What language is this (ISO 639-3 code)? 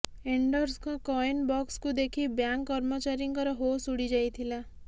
ori